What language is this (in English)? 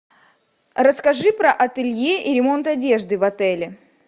Russian